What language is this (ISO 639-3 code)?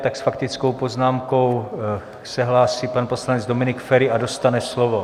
ces